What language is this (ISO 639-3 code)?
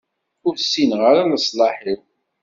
kab